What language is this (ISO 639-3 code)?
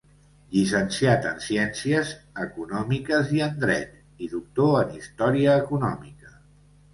cat